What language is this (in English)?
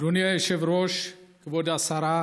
Hebrew